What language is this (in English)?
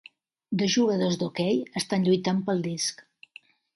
Catalan